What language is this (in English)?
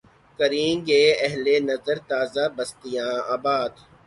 Urdu